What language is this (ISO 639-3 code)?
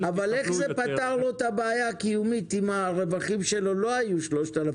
heb